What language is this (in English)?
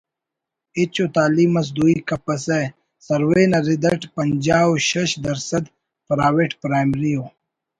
Brahui